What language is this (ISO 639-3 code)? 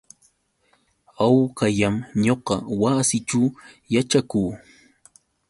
qux